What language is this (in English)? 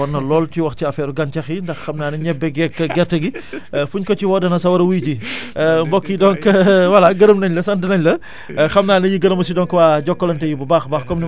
Wolof